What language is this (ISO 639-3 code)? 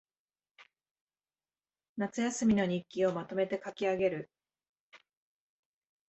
jpn